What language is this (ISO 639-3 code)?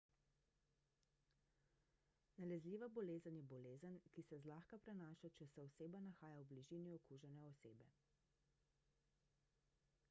slv